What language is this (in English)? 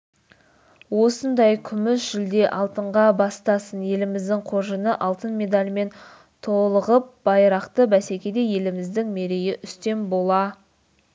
Kazakh